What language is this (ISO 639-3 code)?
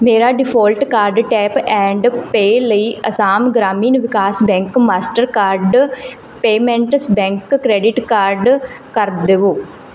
pan